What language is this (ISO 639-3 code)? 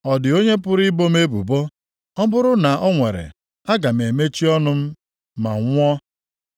ibo